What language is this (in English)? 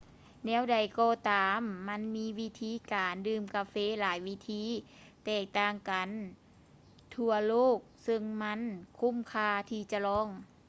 Lao